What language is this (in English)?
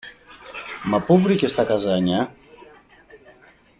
Greek